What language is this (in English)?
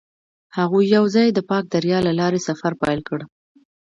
Pashto